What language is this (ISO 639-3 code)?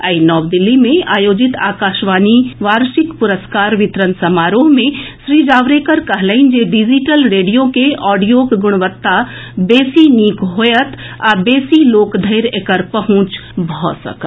mai